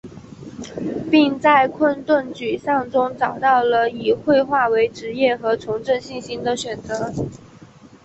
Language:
Chinese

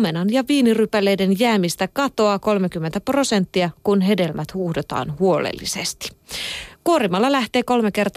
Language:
Finnish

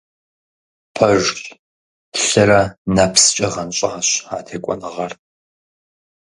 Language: Kabardian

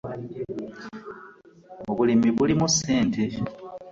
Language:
Ganda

